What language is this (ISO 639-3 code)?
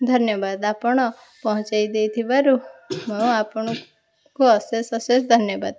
ori